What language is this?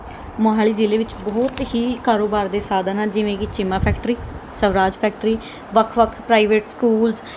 Punjabi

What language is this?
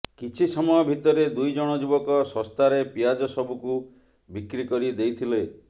Odia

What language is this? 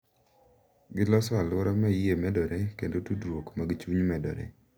Luo (Kenya and Tanzania)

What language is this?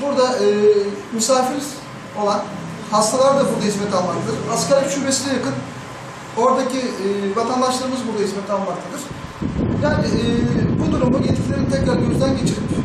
Turkish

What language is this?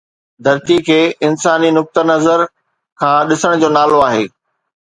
Sindhi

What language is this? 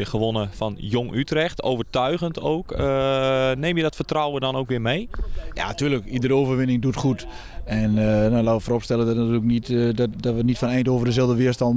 Dutch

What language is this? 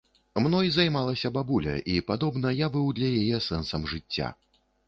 Belarusian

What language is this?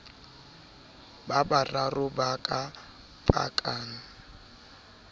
Southern Sotho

